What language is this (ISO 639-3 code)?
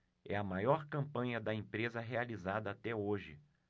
por